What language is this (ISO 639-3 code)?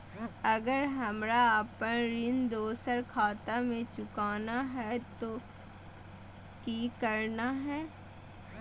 mag